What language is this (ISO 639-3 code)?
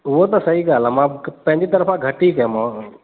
snd